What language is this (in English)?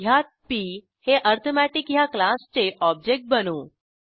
Marathi